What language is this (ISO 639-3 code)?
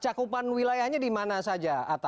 ind